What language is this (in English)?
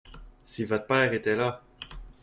French